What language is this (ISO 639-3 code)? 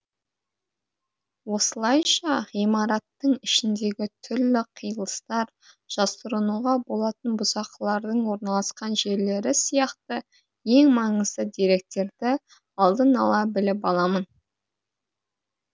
kaz